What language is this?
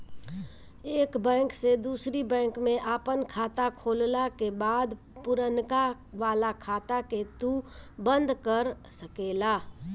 Bhojpuri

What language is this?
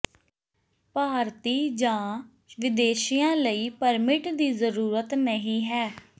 Punjabi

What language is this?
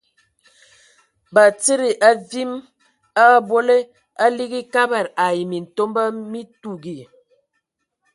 Ewondo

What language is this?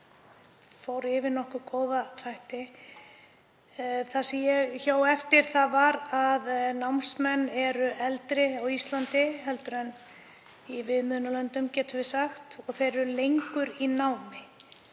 Icelandic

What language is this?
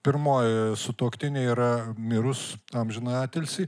Lithuanian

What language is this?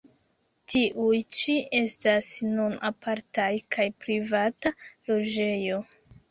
Esperanto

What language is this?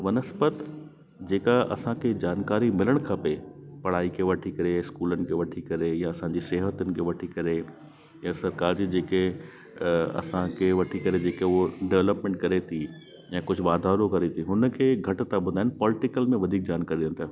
Sindhi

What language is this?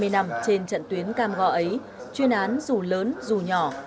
Vietnamese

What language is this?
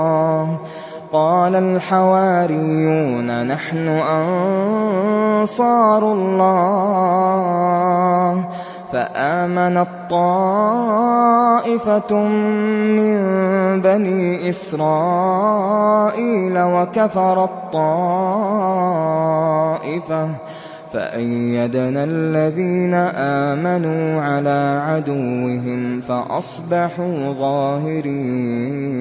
Arabic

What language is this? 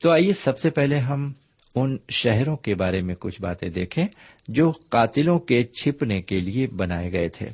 Urdu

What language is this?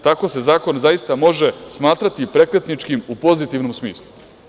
Serbian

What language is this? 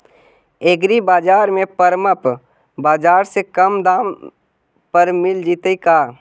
Magahi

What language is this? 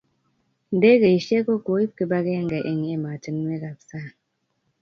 Kalenjin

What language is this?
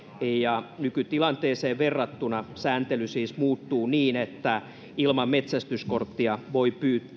Finnish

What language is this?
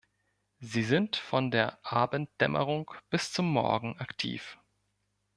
German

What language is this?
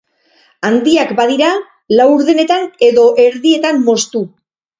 Basque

